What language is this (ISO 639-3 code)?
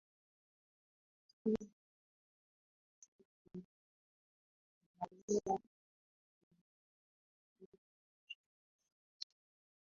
swa